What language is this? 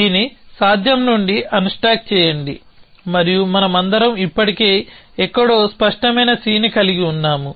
Telugu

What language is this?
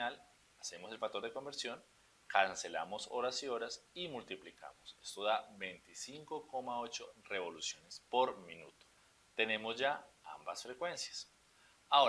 Spanish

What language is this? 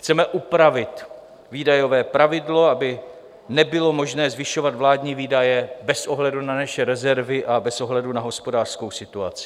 Czech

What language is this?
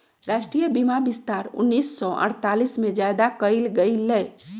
Magahi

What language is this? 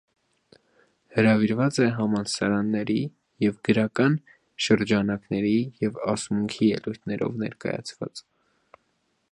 Armenian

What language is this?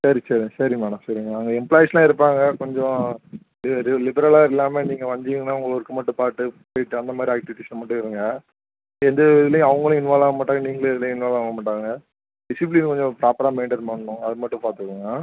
Tamil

